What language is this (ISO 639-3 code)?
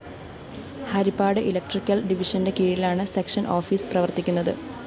mal